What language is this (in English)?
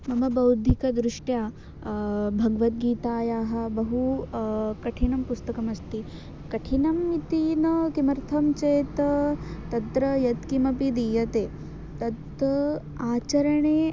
Sanskrit